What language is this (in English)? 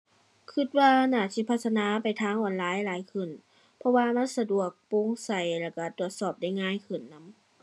Thai